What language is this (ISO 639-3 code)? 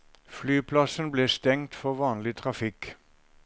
nor